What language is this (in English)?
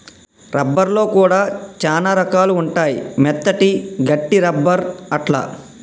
Telugu